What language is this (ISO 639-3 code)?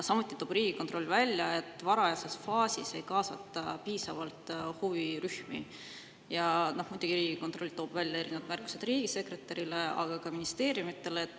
est